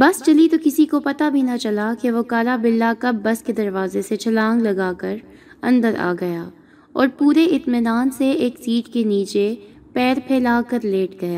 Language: Urdu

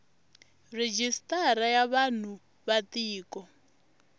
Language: Tsonga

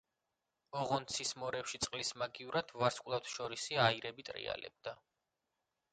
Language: Georgian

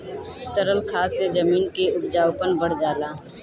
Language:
Bhojpuri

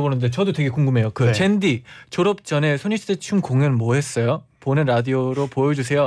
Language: Korean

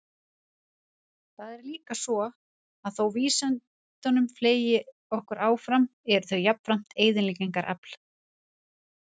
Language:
Icelandic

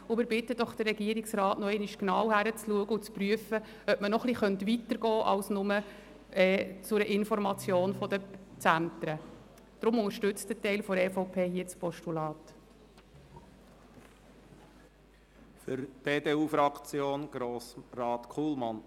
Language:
Swiss German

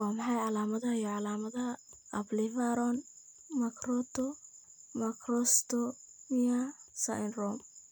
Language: Somali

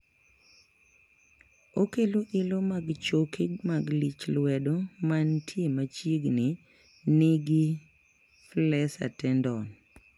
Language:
Luo (Kenya and Tanzania)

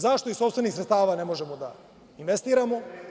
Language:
Serbian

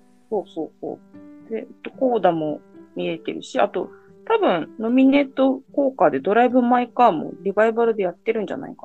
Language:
Japanese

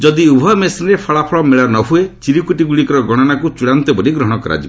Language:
Odia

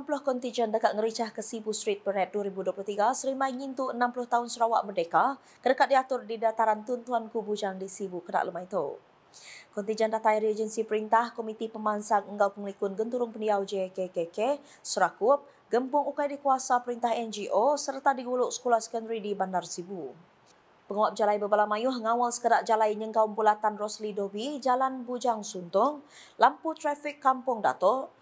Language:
Malay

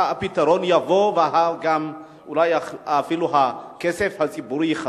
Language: Hebrew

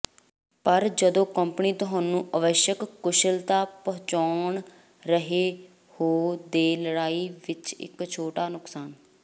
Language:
Punjabi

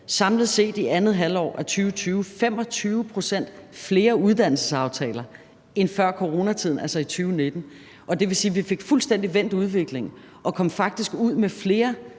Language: Danish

